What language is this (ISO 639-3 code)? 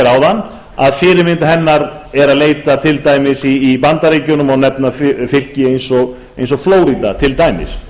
isl